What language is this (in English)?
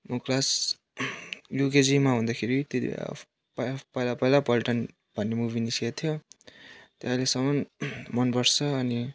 Nepali